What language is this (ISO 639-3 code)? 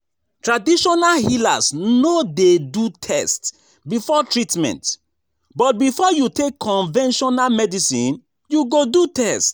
pcm